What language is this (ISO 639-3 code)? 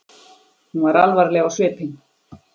isl